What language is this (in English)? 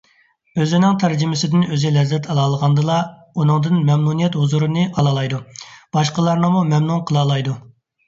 Uyghur